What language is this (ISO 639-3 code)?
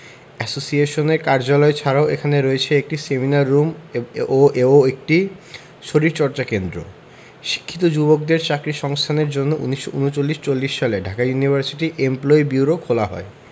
ben